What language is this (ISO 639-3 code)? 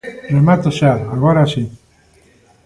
glg